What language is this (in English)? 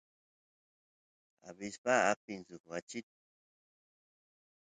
Santiago del Estero Quichua